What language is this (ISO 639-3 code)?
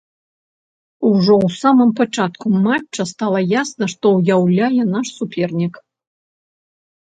bel